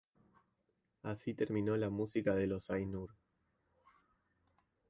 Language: Spanish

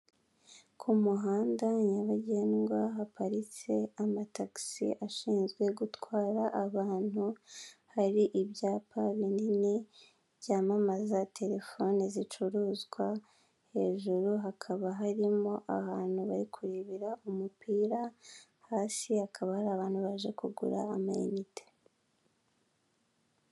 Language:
Kinyarwanda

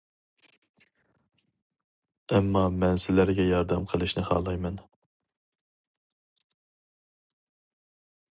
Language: Uyghur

